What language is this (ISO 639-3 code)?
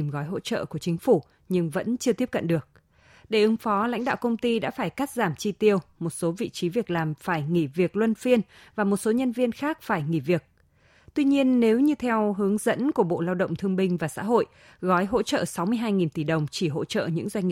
vie